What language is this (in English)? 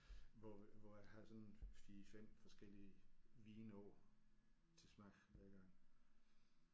Danish